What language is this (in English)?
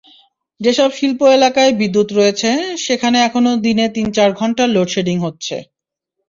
Bangla